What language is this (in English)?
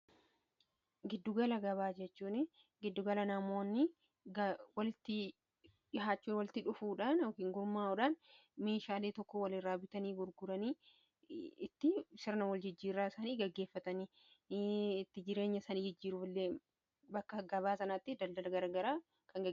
Oromo